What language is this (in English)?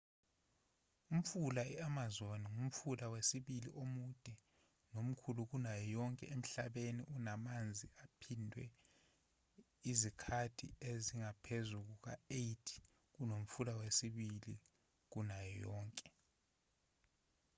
Zulu